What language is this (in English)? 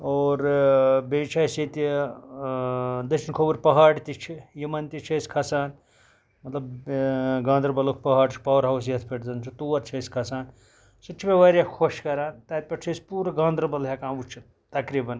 Kashmiri